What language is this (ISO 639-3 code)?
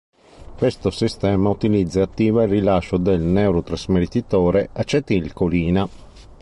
ita